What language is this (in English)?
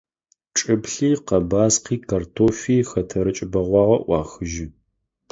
Adyghe